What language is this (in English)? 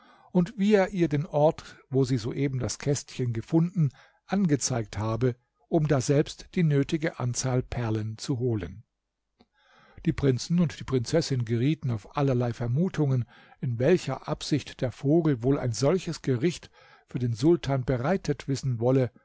German